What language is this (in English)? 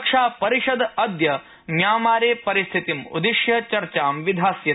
Sanskrit